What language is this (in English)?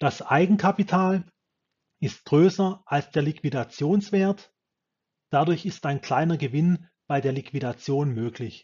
German